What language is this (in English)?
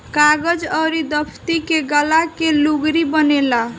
Bhojpuri